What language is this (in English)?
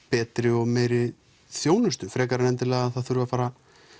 Icelandic